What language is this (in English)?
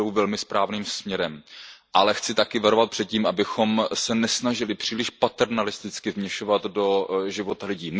Czech